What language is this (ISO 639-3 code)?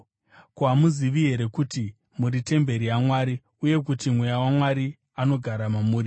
sna